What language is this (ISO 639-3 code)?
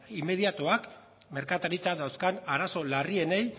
eus